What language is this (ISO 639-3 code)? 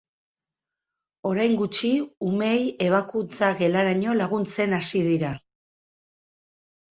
eus